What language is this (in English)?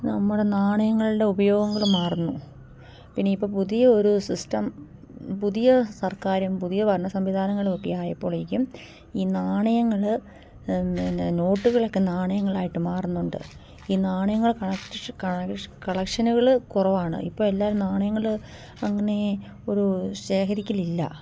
Malayalam